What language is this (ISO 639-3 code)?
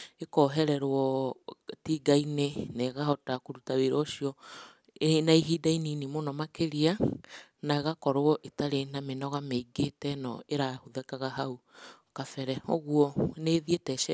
kik